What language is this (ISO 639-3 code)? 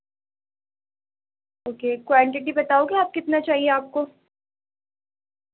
urd